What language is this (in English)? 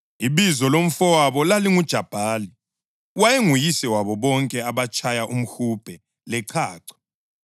North Ndebele